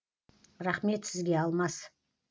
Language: Kazakh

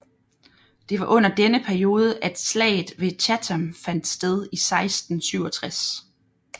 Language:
Danish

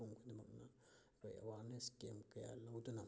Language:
Manipuri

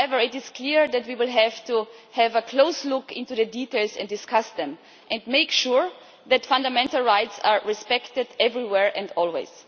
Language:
English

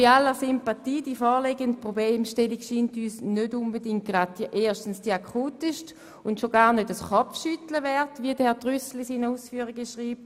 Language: Swiss German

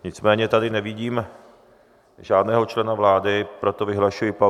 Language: Czech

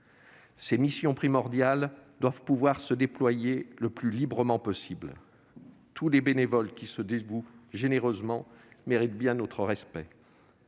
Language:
French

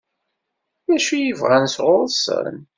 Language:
Kabyle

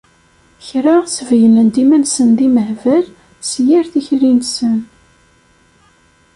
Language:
Kabyle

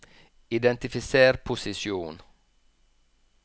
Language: Norwegian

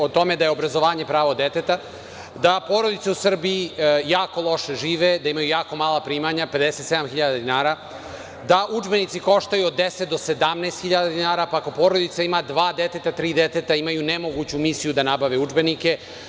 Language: Serbian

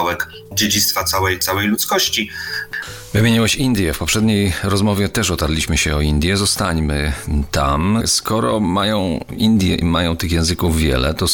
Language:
Polish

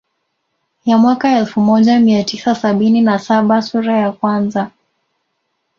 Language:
Swahili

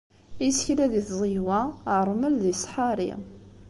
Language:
Kabyle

